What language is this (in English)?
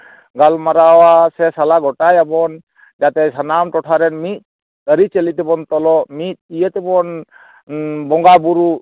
Santali